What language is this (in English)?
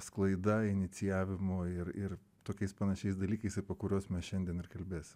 Lithuanian